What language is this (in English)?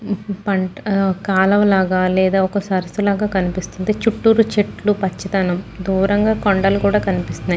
Telugu